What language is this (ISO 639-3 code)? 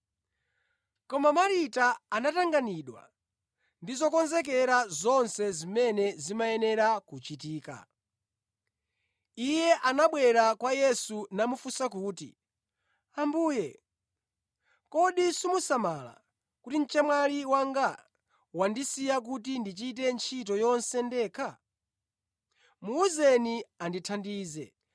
nya